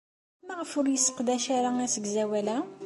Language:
Kabyle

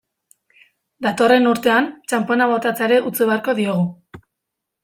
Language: Basque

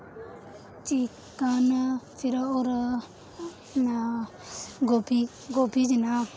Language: Dogri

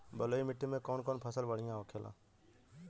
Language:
Bhojpuri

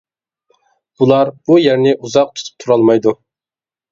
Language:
Uyghur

